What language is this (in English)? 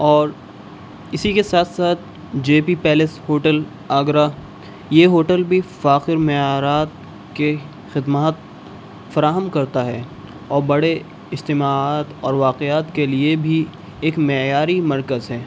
Urdu